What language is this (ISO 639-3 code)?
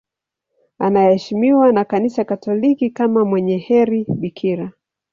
swa